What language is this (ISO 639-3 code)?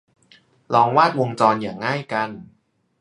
tha